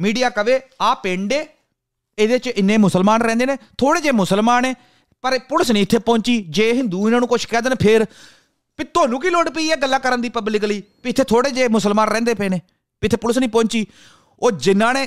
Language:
Punjabi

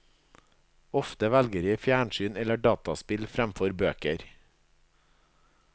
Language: Norwegian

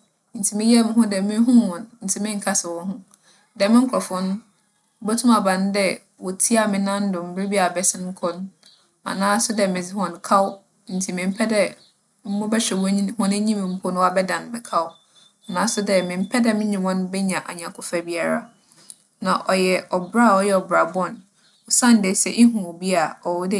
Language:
Akan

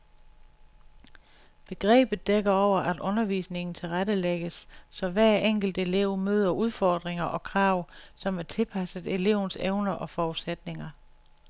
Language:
Danish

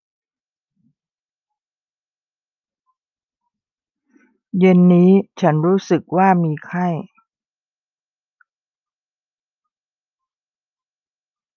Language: Thai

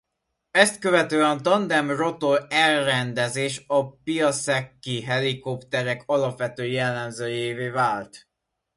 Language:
Hungarian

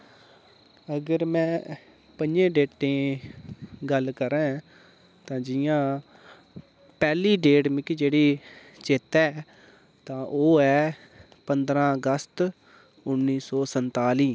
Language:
Dogri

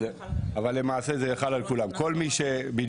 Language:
Hebrew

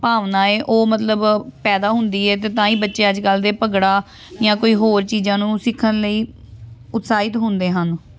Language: Punjabi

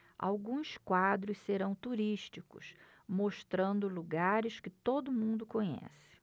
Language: Portuguese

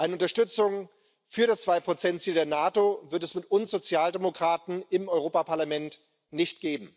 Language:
German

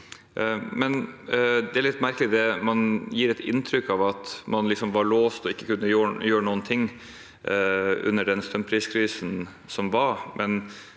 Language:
Norwegian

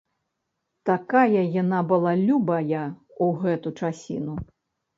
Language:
Belarusian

